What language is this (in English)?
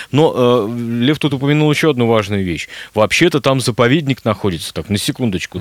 Russian